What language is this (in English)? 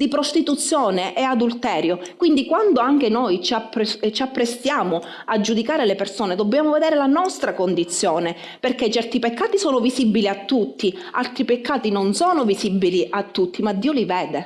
Italian